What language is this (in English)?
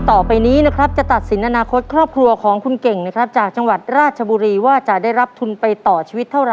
Thai